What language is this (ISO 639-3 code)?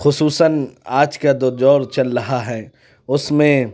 urd